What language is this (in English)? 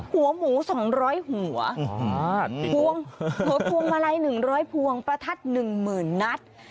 Thai